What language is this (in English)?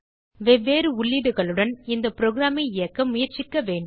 Tamil